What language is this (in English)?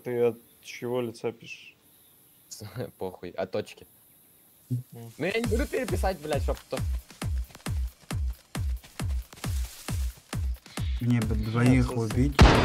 Russian